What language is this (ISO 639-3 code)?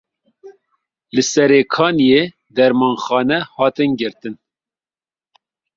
kur